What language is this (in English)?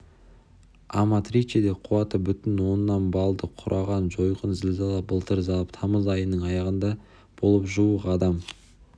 Kazakh